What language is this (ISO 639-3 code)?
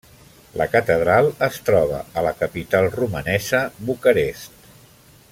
cat